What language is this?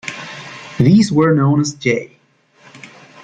English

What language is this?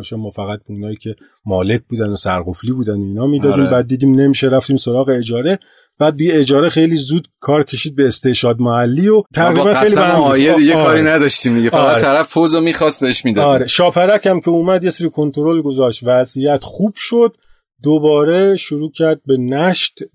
Persian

